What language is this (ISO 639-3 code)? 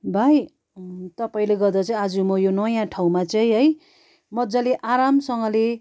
nep